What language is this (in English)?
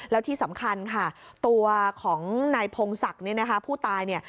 Thai